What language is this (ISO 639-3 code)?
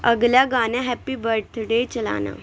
urd